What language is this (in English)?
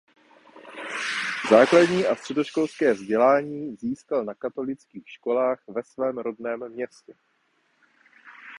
Czech